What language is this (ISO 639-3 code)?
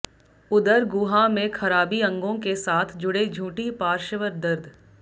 hin